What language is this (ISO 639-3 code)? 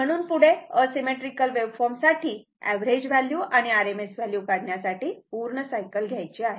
mar